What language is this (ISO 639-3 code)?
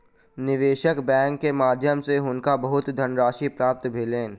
mai